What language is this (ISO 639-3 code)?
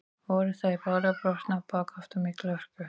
isl